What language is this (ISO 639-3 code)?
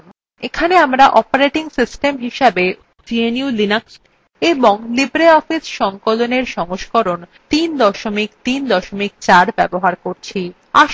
ben